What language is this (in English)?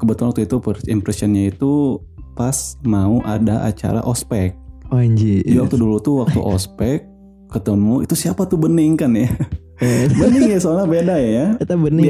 Indonesian